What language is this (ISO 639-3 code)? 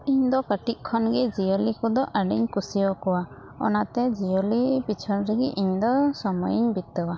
sat